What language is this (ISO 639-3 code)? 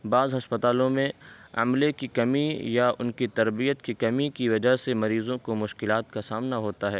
urd